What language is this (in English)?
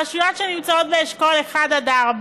Hebrew